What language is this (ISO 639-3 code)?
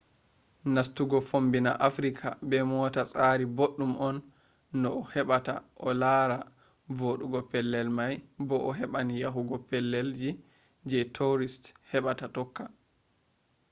ful